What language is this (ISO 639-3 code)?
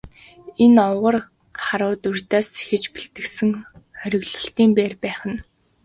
mon